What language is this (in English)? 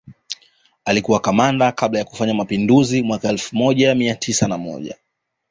Swahili